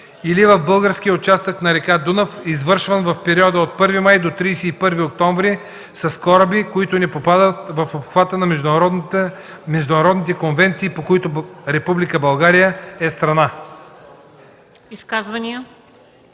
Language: Bulgarian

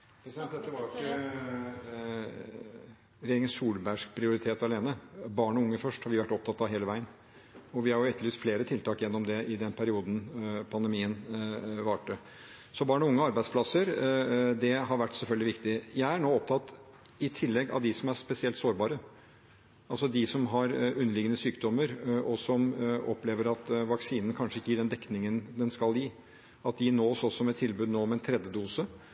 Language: Norwegian Bokmål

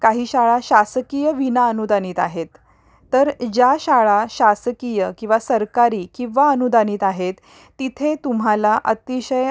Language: Marathi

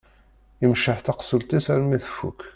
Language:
Kabyle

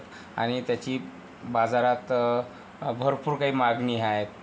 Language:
Marathi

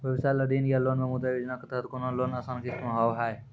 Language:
Maithili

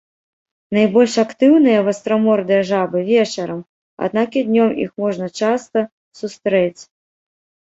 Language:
Belarusian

